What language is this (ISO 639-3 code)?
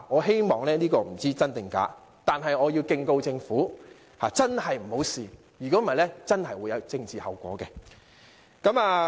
yue